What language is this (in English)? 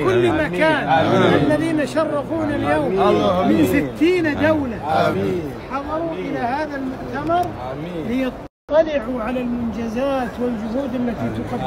Arabic